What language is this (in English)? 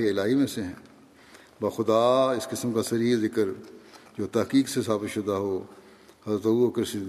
Urdu